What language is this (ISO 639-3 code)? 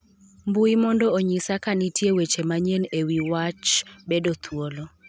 luo